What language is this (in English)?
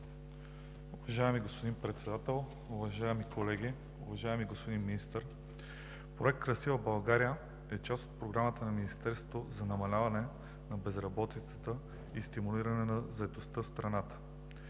Bulgarian